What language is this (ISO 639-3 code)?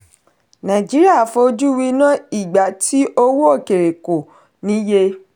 yor